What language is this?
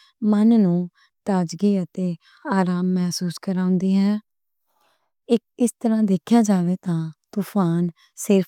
Western Panjabi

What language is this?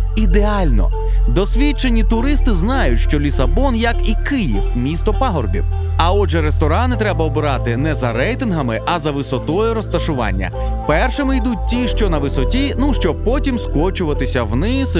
Russian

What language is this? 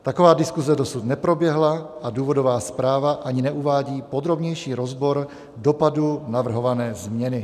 Czech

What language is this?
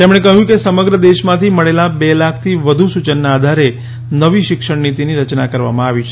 Gujarati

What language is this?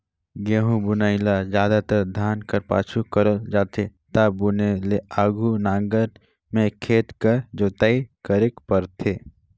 Chhattisgarhi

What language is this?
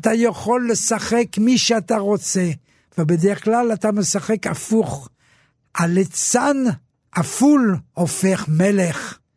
Hebrew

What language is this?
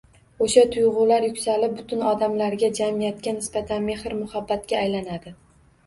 Uzbek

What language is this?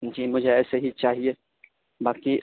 Urdu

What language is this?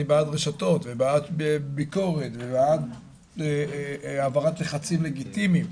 Hebrew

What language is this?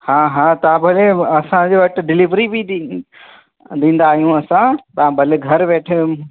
Sindhi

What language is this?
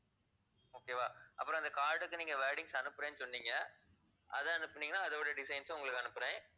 Tamil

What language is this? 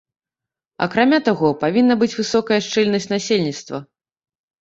Belarusian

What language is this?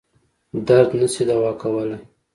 Pashto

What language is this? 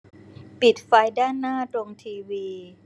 Thai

